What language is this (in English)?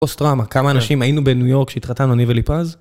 Hebrew